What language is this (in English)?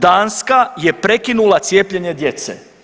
Croatian